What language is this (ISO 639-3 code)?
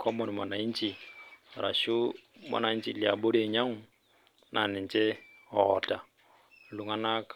mas